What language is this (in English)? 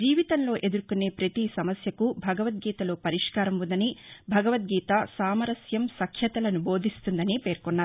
Telugu